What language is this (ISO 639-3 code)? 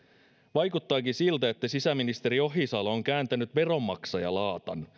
fin